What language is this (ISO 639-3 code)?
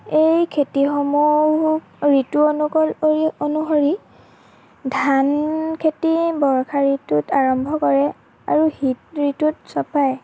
asm